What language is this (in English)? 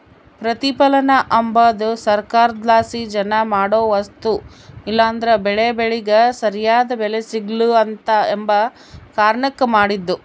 Kannada